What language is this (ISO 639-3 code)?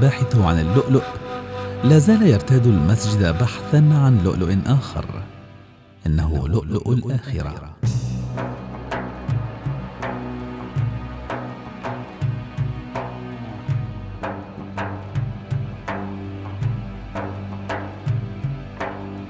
ara